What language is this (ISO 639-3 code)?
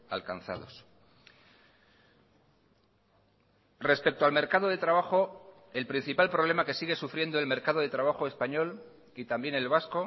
spa